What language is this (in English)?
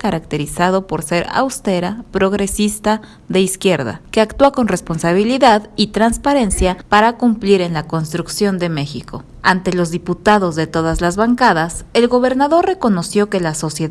Spanish